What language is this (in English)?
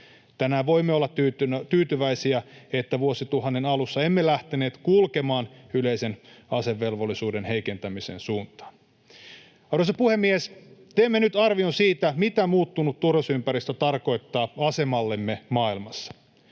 Finnish